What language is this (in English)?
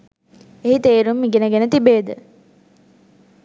Sinhala